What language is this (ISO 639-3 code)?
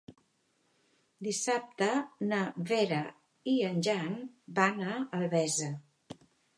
cat